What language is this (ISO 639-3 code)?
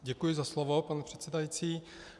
ces